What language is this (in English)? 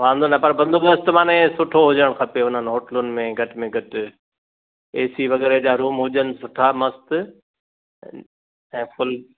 Sindhi